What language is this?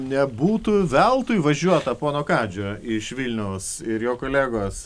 Lithuanian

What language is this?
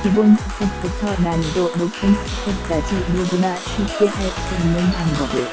Korean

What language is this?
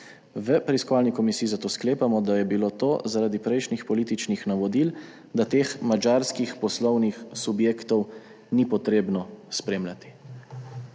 Slovenian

